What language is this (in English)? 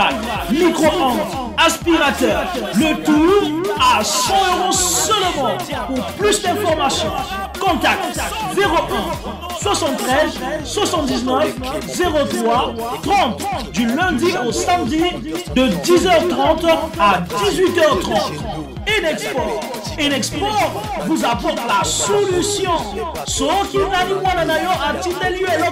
French